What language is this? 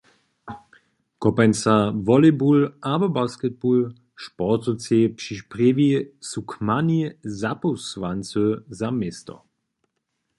Upper Sorbian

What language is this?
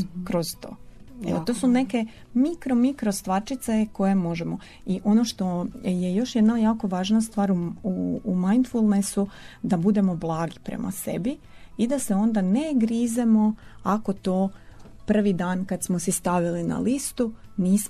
Croatian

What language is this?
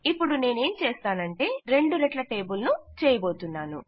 Telugu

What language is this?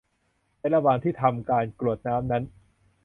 Thai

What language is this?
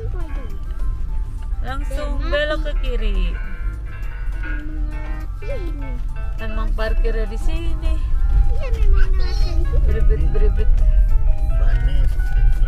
Indonesian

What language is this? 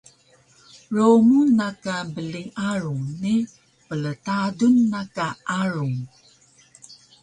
Taroko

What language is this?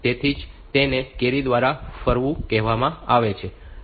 Gujarati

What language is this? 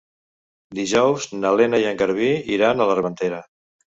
Catalan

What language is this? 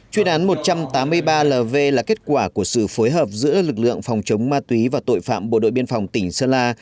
Vietnamese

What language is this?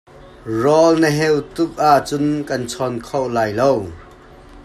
Hakha Chin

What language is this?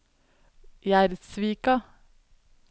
Norwegian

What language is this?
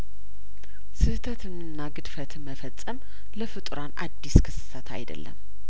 Amharic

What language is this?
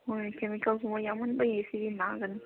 Manipuri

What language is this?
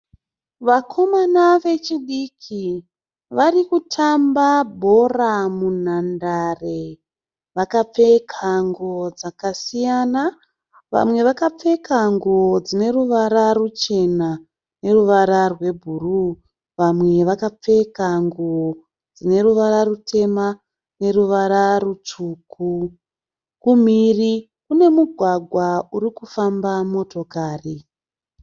Shona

